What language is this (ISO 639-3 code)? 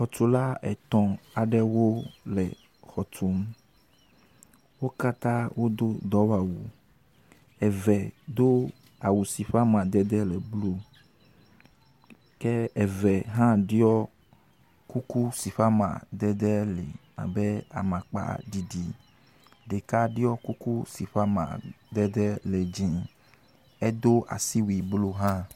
ewe